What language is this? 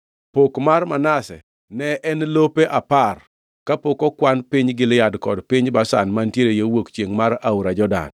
Luo (Kenya and Tanzania)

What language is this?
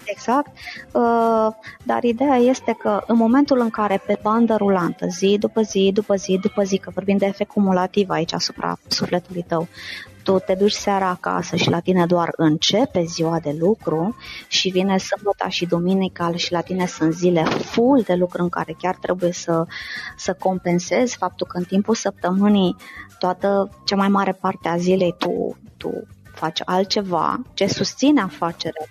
Romanian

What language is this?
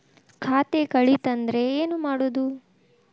Kannada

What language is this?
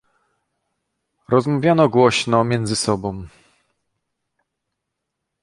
Polish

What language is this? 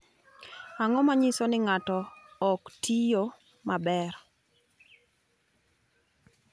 Luo (Kenya and Tanzania)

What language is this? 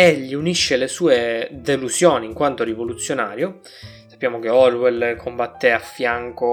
Italian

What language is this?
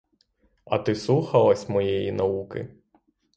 Ukrainian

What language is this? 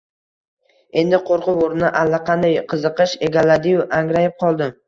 Uzbek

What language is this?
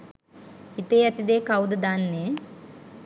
Sinhala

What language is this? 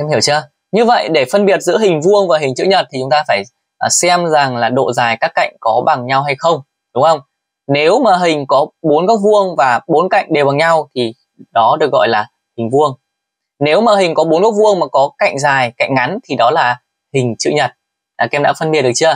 Vietnamese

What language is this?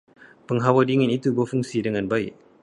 Malay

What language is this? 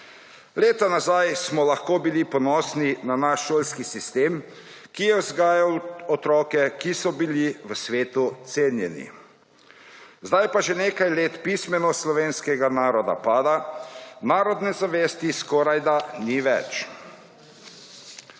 Slovenian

